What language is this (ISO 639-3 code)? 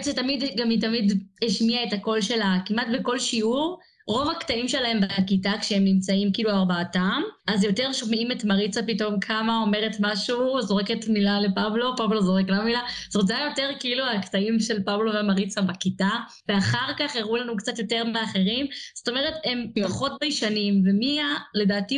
heb